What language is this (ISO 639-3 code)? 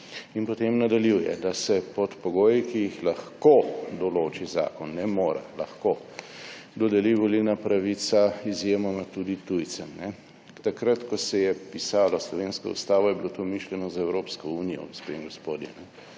slv